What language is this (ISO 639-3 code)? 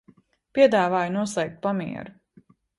lav